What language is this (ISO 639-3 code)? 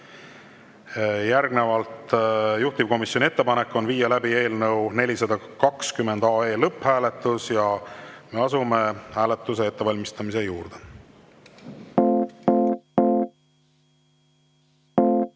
est